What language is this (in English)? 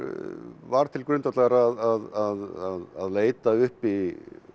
Icelandic